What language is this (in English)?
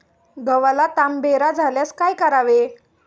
Marathi